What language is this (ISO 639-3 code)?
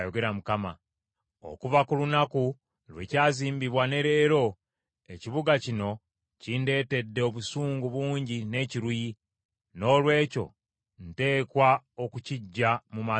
lug